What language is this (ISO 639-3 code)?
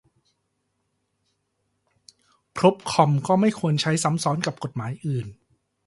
tha